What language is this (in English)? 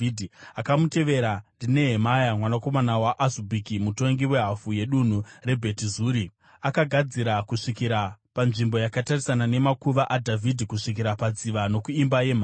Shona